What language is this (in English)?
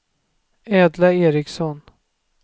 Swedish